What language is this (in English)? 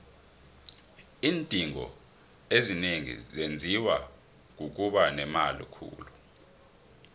South Ndebele